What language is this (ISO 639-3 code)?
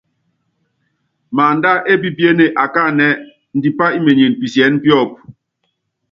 yav